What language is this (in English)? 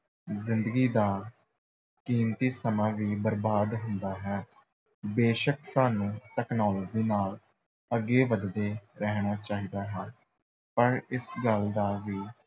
Punjabi